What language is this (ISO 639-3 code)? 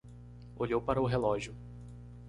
por